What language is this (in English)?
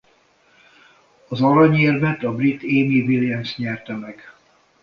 Hungarian